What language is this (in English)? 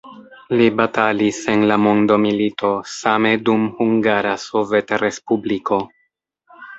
Esperanto